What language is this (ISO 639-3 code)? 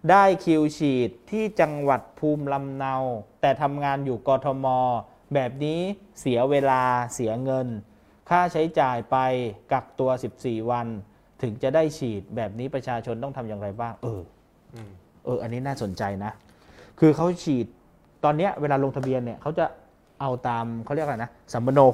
tha